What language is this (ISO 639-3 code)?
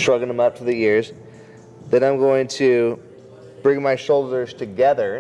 eng